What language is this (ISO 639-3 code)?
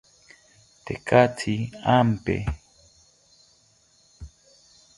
cpy